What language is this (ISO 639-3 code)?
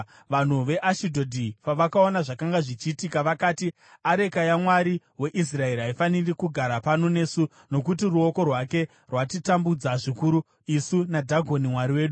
sna